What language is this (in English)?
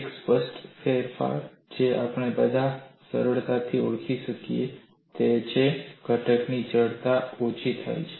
Gujarati